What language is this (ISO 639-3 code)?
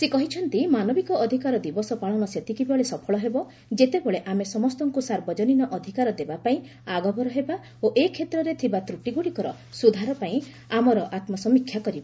ori